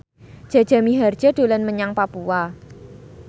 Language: Javanese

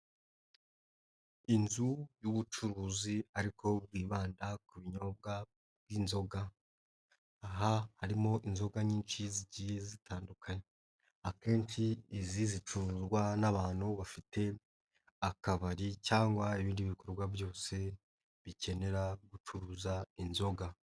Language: Kinyarwanda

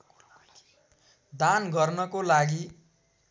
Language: Nepali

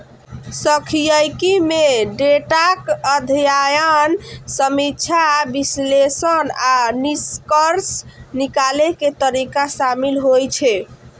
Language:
Maithili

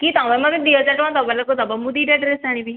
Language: Odia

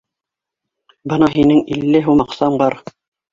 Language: Bashkir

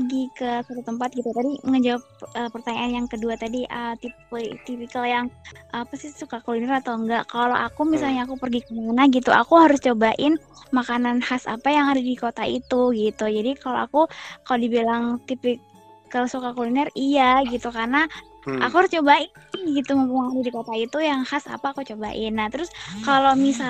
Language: Indonesian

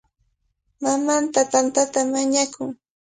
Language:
Cajatambo North Lima Quechua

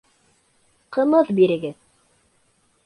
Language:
Bashkir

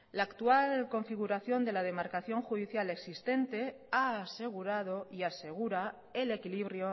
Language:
Spanish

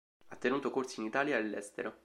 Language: Italian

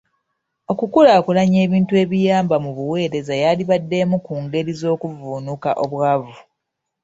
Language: Ganda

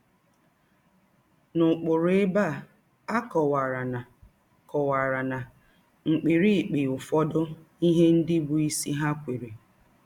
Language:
Igbo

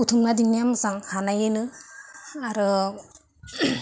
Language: Bodo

